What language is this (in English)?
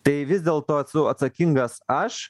Lithuanian